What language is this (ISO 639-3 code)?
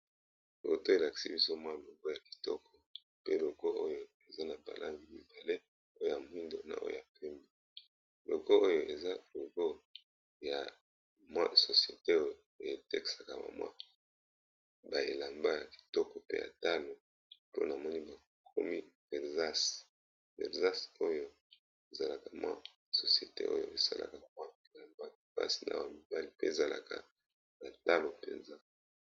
lin